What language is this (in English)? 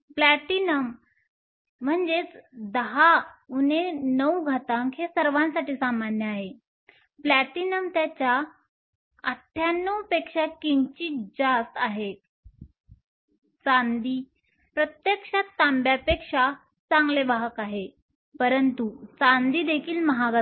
Marathi